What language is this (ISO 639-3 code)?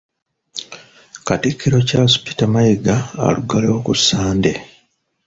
lug